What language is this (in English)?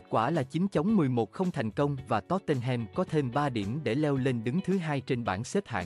Vietnamese